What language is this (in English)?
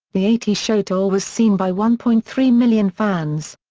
English